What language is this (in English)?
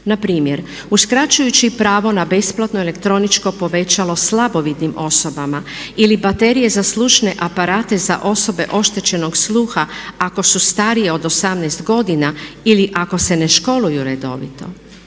Croatian